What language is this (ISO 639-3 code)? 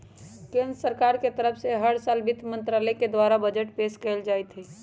mag